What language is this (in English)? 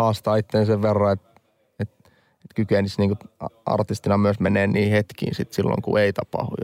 Finnish